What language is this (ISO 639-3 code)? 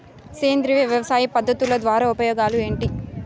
tel